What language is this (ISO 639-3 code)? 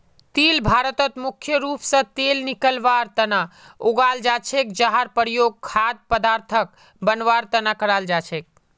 mag